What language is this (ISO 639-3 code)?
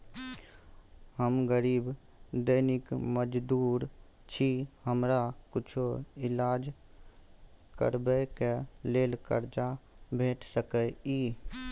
mai